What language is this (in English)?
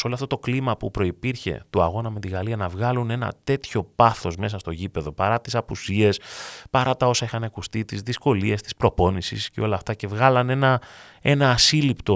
Greek